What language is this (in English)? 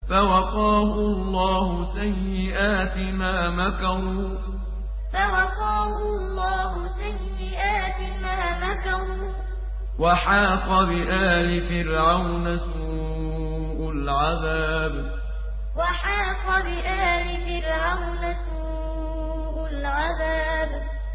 Arabic